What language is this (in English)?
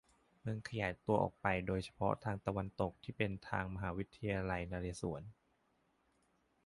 Thai